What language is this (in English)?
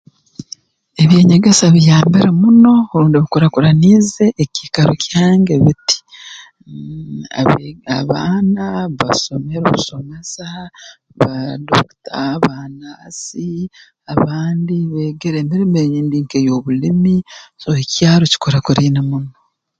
Tooro